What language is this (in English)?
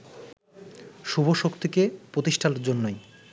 Bangla